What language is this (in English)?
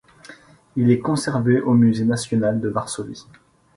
French